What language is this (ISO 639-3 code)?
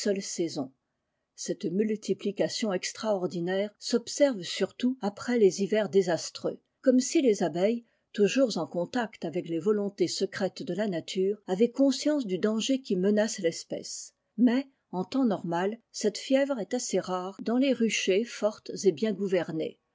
fra